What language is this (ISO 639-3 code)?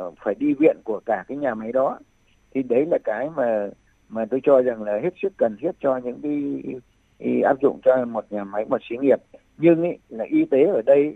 vie